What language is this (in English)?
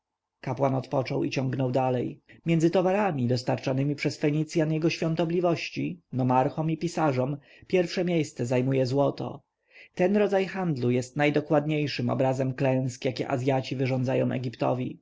Polish